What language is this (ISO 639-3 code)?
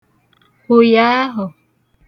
ibo